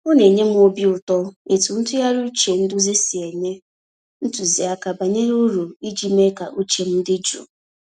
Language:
Igbo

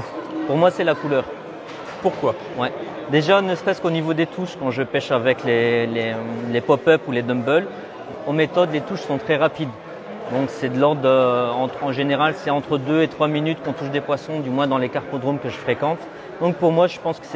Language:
French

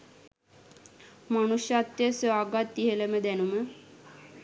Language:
Sinhala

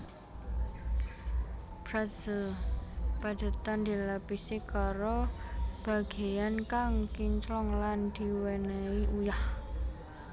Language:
Javanese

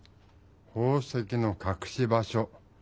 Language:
Japanese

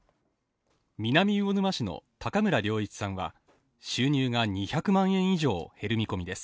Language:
Japanese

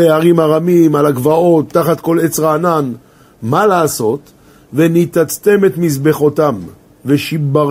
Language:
Hebrew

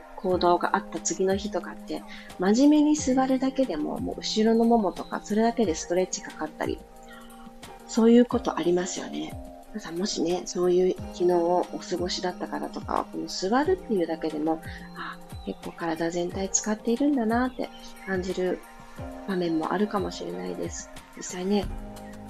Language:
Japanese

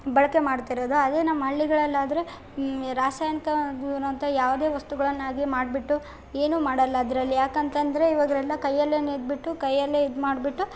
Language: Kannada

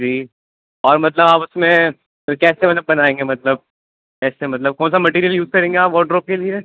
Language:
Urdu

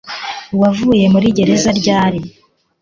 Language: Kinyarwanda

